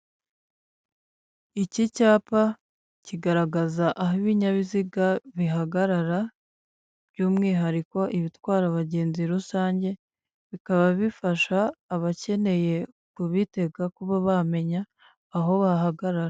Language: Kinyarwanda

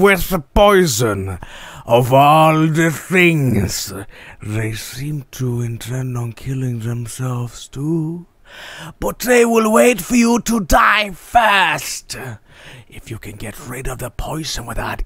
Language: English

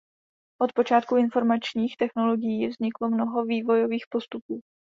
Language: Czech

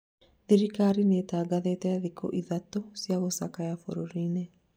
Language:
Kikuyu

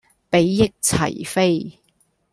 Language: Cantonese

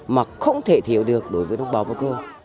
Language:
Vietnamese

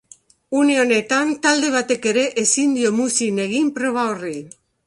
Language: Basque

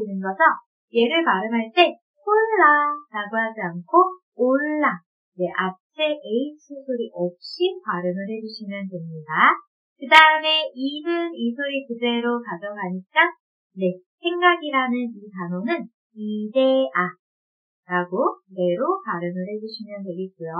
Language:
Korean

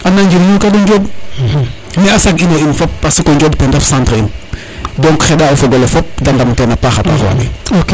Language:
Serer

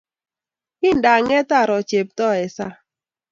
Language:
Kalenjin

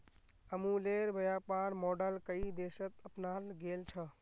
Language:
Magahi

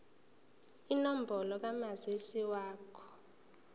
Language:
Zulu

